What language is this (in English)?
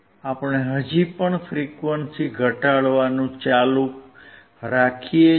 Gujarati